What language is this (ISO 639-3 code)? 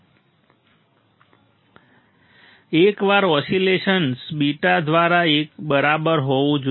guj